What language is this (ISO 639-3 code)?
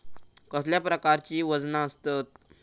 mar